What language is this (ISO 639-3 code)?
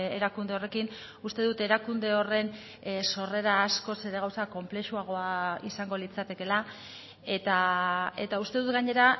eus